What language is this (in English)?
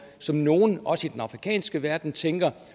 Danish